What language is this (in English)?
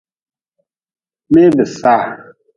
Nawdm